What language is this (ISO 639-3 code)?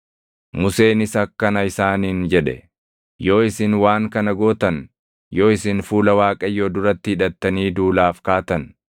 orm